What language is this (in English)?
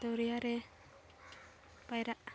Santali